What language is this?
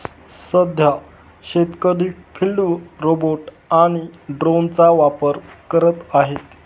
Marathi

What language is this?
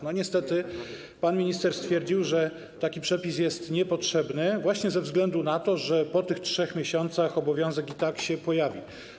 Polish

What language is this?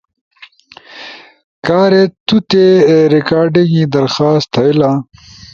Ushojo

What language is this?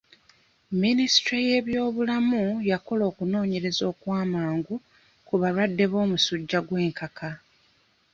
Ganda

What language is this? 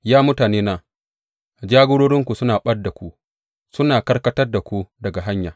Hausa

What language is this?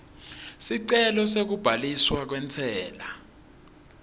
Swati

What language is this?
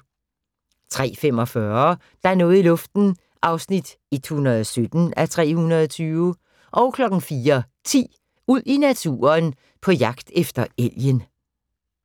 Danish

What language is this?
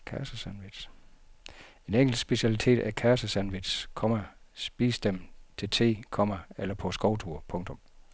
Danish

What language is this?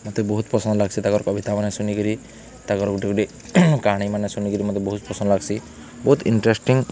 Odia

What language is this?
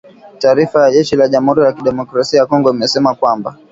Swahili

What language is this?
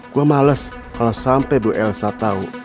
Indonesian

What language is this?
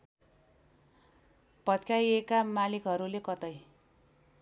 Nepali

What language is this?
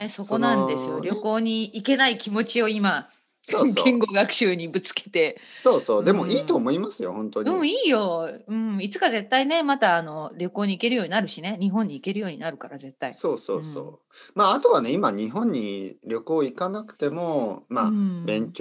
Japanese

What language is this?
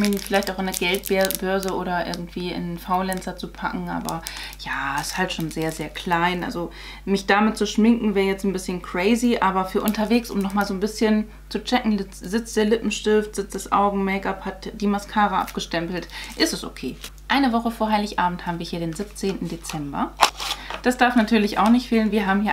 German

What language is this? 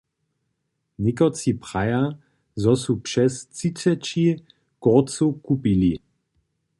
Upper Sorbian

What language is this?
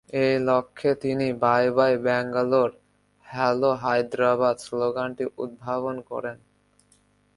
Bangla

